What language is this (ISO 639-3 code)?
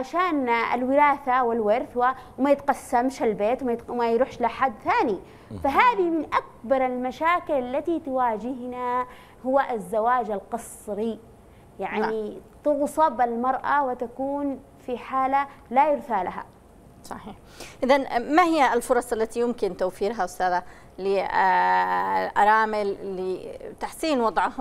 ara